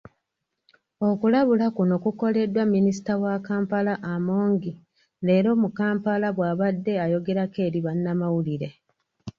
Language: Ganda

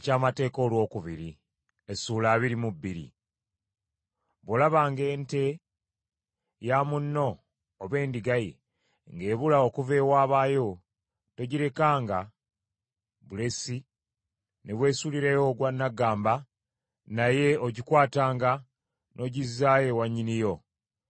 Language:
Ganda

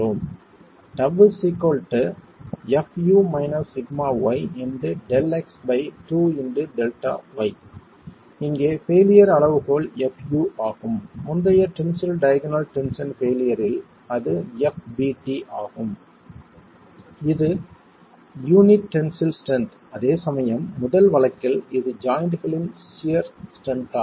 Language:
Tamil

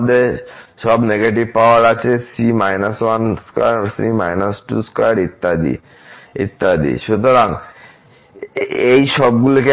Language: Bangla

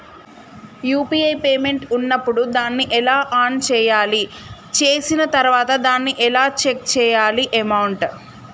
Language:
Telugu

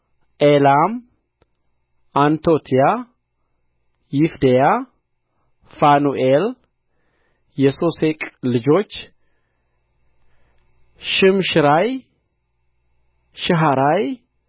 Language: Amharic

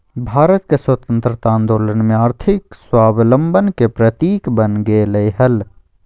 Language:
Magahi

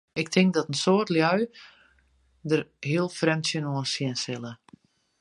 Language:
Western Frisian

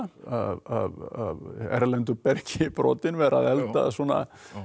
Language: Icelandic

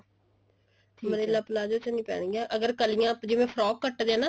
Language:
Punjabi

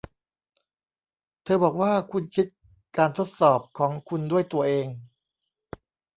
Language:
Thai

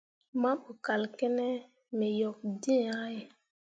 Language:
Mundang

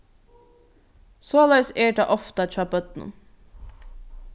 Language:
Faroese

